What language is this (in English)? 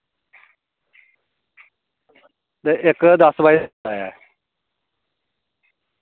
Dogri